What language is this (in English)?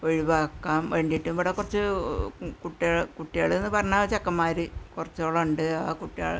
Malayalam